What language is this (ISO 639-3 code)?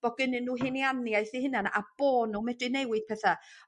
cym